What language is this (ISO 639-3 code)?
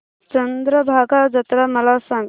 mar